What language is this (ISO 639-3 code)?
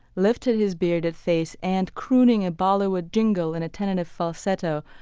eng